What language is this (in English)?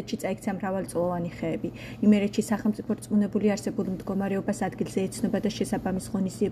Romanian